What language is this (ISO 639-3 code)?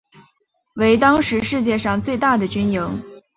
zho